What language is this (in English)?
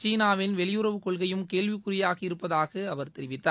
Tamil